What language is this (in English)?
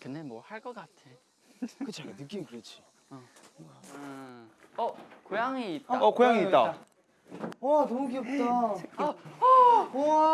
Korean